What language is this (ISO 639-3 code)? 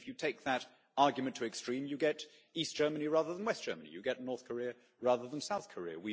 eng